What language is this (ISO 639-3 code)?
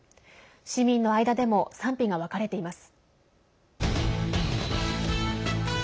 jpn